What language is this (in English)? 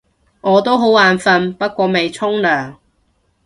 Cantonese